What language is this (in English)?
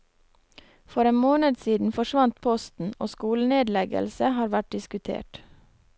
Norwegian